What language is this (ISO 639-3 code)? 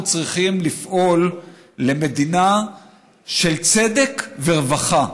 heb